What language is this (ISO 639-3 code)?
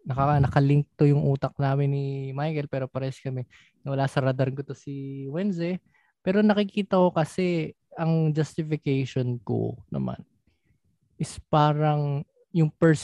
fil